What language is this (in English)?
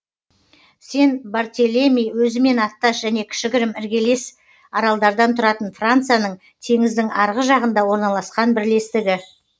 Kazakh